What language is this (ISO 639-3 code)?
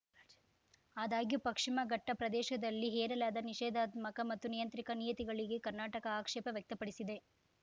kan